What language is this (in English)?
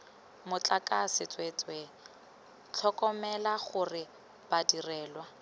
Tswana